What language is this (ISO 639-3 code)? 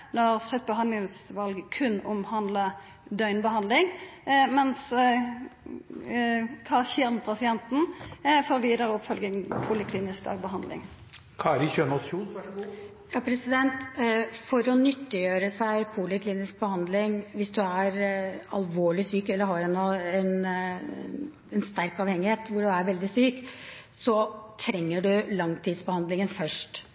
nor